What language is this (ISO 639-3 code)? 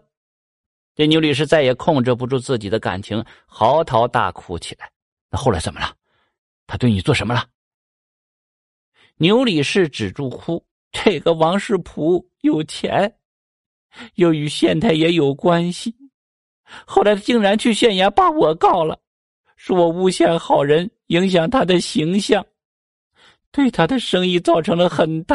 zho